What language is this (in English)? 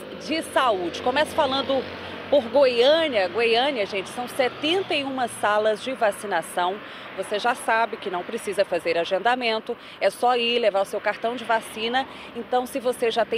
Portuguese